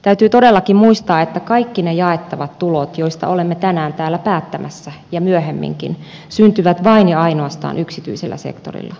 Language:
Finnish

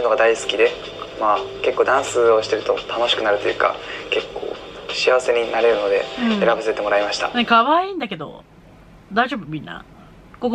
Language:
Japanese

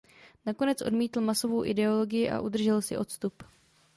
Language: Czech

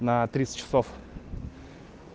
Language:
Russian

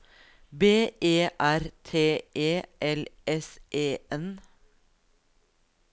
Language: Norwegian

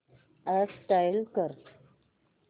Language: Marathi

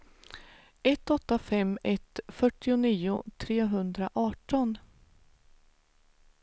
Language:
Swedish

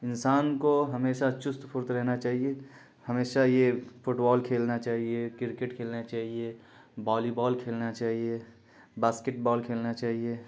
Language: Urdu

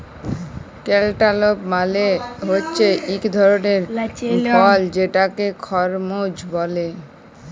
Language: Bangla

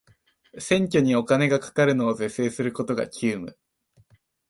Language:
Japanese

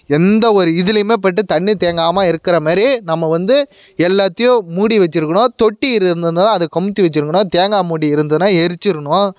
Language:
Tamil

